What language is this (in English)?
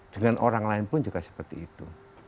Indonesian